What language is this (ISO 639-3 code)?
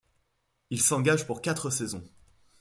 fra